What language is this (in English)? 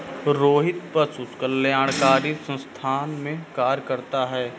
Hindi